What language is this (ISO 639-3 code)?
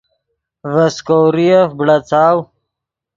ydg